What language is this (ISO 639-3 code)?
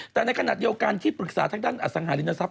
tha